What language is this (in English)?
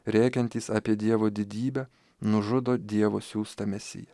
Lithuanian